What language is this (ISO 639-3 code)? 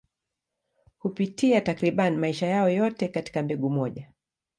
swa